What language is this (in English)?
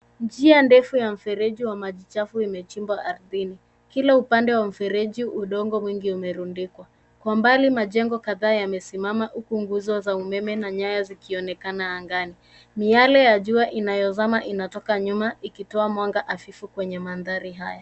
Swahili